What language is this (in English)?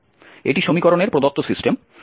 Bangla